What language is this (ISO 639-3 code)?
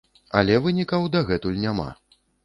bel